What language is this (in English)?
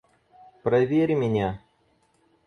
Russian